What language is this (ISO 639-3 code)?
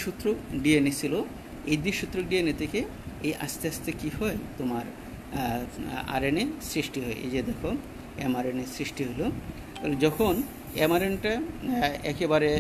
hin